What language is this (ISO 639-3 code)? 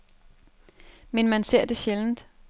dan